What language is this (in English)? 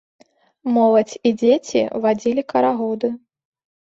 Belarusian